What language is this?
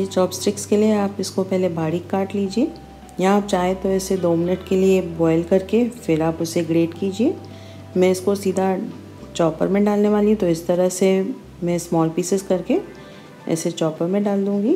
Hindi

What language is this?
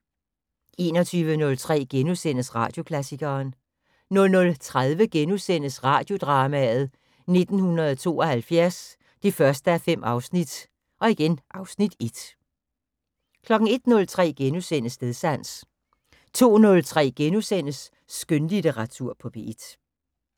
Danish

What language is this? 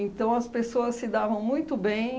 Portuguese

